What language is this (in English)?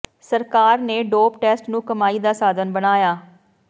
Punjabi